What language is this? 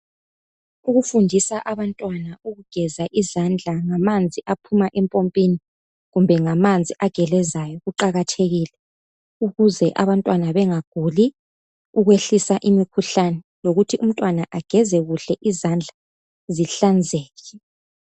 North Ndebele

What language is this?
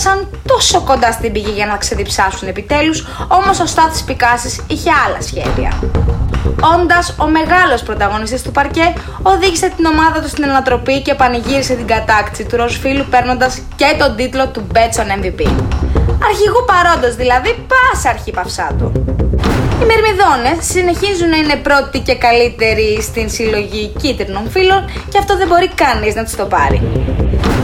Greek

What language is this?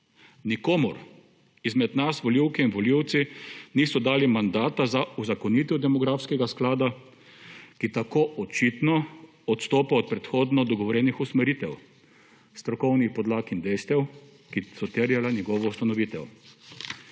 Slovenian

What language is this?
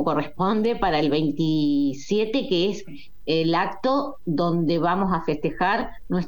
Spanish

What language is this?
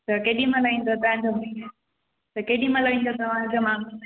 Sindhi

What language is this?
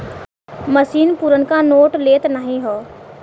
Bhojpuri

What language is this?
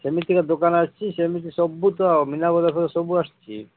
Odia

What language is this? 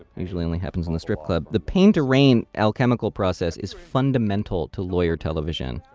English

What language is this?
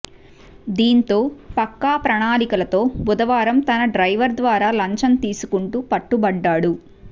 Telugu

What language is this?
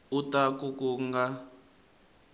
Tsonga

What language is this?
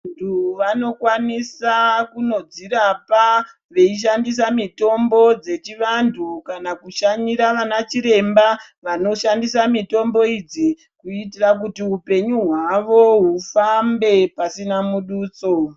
Ndau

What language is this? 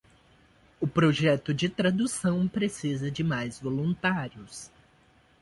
Portuguese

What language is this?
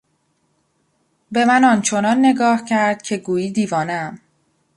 Persian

